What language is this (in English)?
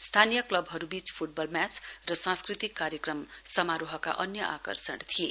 Nepali